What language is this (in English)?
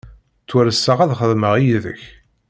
Kabyle